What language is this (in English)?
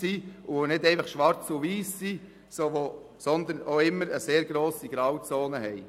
Swiss German